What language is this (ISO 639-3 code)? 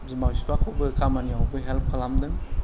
brx